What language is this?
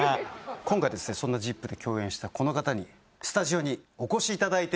Japanese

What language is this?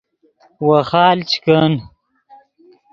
Yidgha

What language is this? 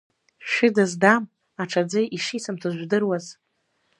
Abkhazian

